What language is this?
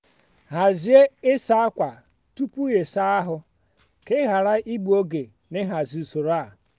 Igbo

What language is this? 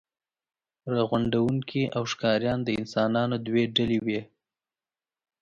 Pashto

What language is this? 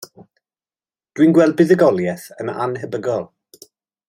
Welsh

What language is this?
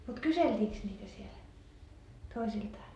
Finnish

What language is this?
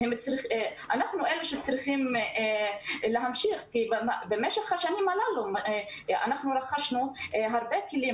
Hebrew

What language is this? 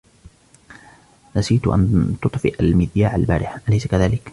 Arabic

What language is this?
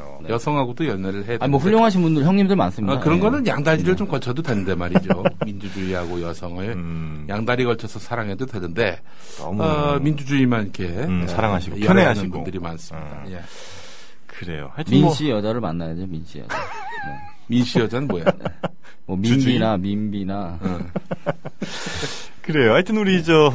Korean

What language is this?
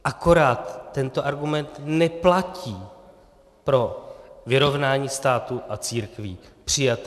Czech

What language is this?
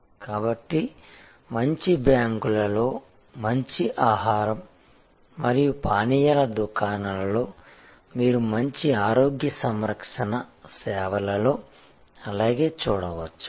Telugu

